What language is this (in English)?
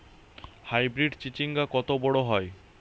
Bangla